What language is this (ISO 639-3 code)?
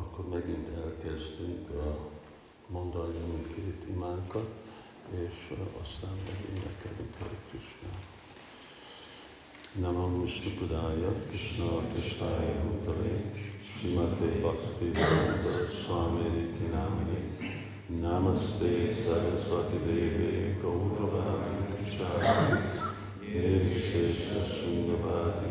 hun